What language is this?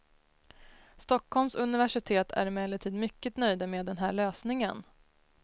Swedish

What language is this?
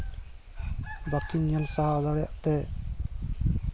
Santali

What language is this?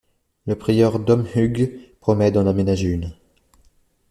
French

